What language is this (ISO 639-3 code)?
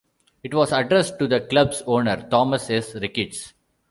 eng